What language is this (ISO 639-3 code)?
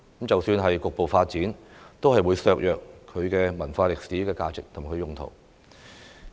yue